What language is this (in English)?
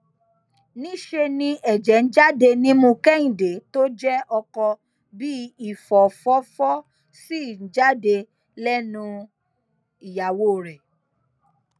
Yoruba